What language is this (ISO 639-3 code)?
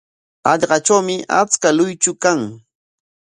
qwa